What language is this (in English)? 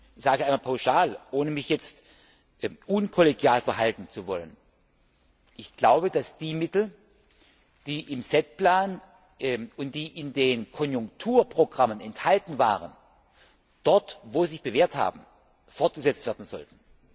German